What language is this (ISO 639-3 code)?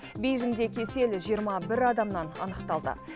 kaz